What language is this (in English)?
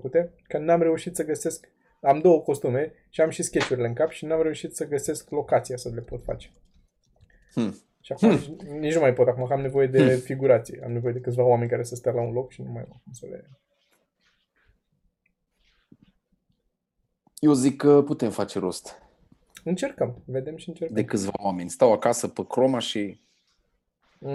Romanian